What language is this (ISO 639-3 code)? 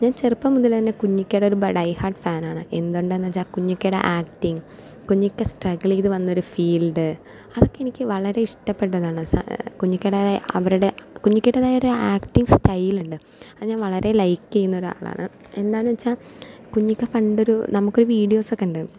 mal